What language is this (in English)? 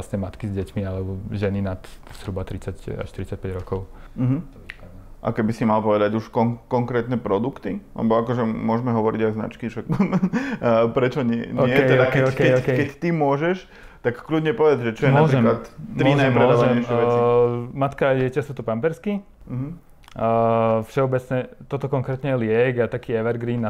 Slovak